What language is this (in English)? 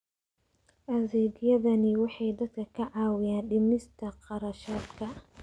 Somali